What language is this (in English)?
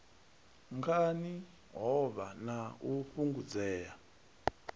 Venda